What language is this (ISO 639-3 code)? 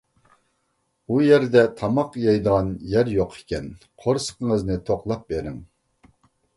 uig